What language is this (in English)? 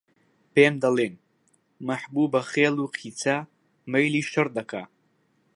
Central Kurdish